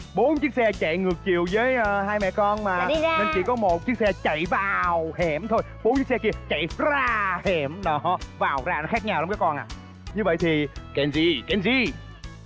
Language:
Vietnamese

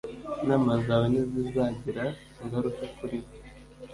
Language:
Kinyarwanda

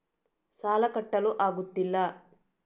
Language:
Kannada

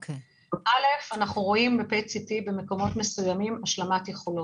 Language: Hebrew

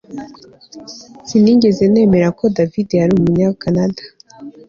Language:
Kinyarwanda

